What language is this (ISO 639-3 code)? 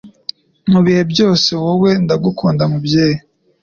kin